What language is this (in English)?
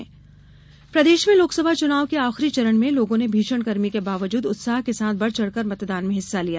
Hindi